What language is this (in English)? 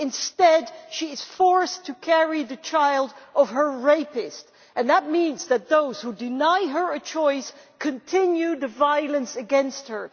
English